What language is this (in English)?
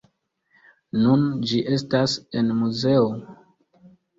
Esperanto